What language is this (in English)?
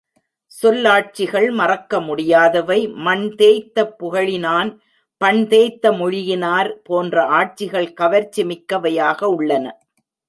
Tamil